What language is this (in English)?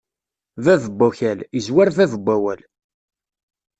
Kabyle